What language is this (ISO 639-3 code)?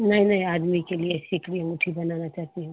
hin